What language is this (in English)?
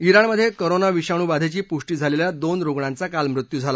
Marathi